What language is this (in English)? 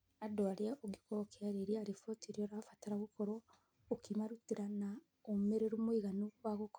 Kikuyu